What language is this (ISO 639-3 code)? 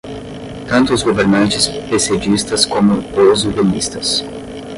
por